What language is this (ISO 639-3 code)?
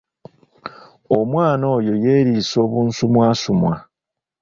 lug